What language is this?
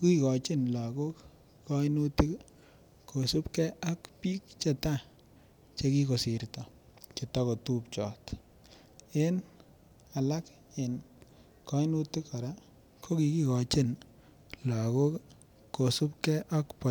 Kalenjin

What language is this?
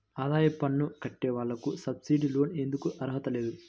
Telugu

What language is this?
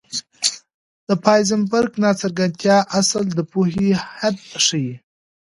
Pashto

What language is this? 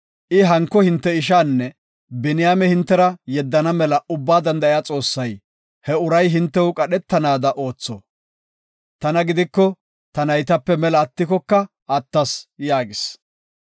Gofa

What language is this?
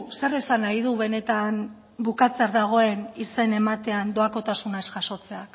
Basque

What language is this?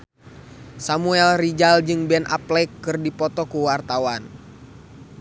Sundanese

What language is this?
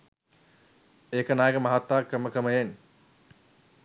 Sinhala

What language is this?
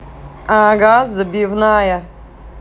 Russian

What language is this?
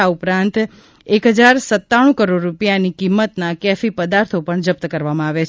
Gujarati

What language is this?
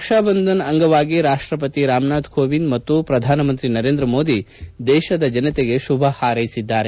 Kannada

